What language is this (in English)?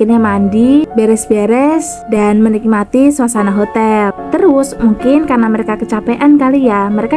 Indonesian